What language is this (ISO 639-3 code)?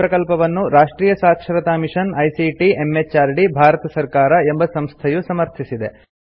kan